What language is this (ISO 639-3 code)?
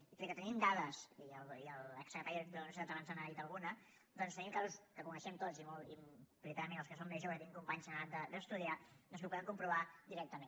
cat